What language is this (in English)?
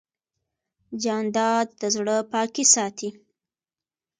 Pashto